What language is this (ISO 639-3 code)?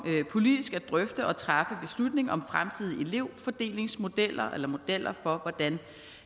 dan